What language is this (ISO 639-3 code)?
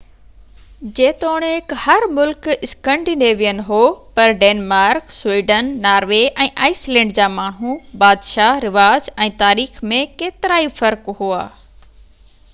snd